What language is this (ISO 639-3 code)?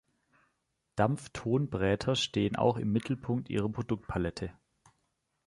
deu